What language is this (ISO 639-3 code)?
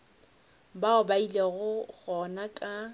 nso